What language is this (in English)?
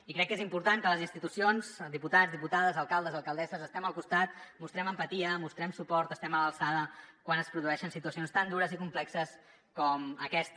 Catalan